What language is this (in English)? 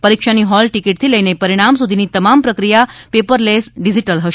Gujarati